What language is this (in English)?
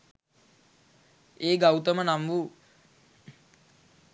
Sinhala